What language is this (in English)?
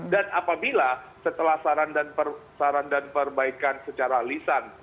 Indonesian